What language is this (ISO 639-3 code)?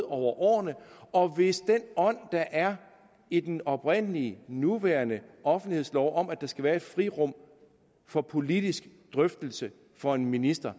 dan